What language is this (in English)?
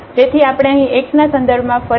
Gujarati